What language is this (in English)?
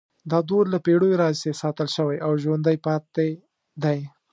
Pashto